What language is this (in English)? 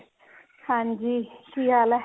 Punjabi